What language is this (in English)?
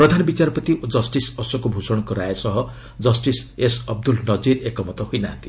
Odia